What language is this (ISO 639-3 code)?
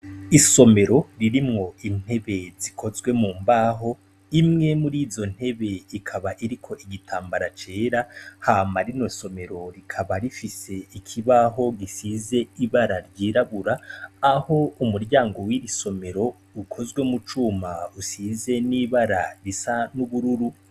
run